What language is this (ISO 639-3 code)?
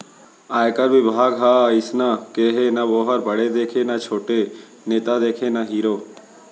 hne